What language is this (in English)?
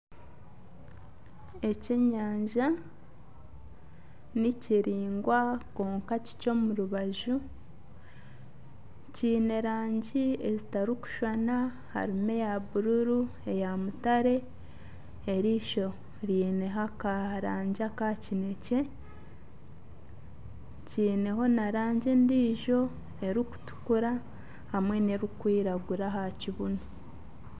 Nyankole